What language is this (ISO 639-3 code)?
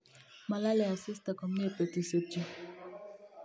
kln